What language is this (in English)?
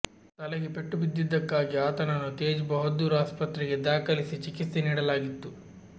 Kannada